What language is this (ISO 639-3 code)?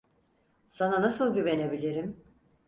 tur